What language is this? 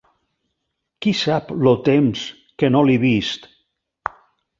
Catalan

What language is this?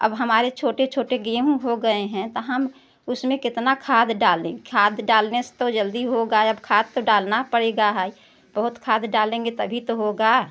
Hindi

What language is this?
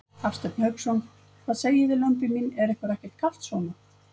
Icelandic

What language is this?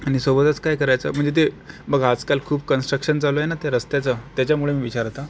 Marathi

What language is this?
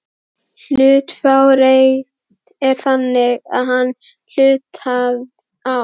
Icelandic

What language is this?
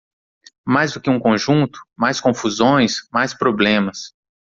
Portuguese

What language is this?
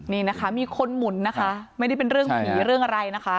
Thai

